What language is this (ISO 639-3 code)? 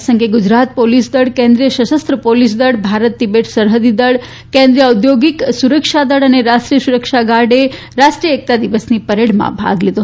guj